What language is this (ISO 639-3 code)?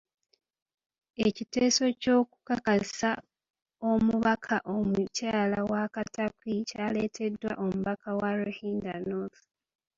lug